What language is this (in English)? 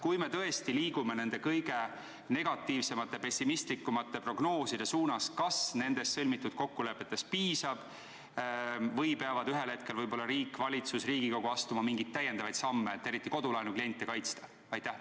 Estonian